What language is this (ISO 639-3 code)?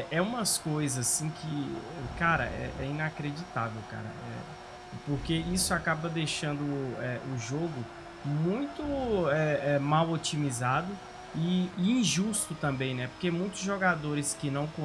por